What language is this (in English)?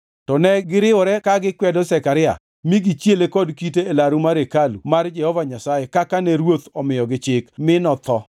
Luo (Kenya and Tanzania)